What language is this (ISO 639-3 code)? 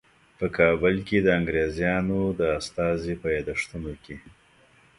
pus